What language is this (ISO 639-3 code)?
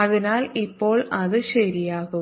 mal